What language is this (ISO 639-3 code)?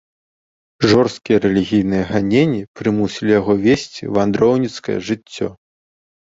bel